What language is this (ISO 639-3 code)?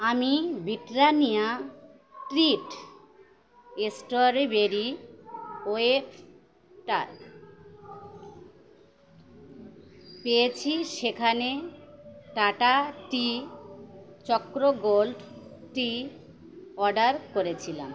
ben